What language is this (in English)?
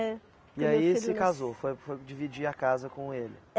Portuguese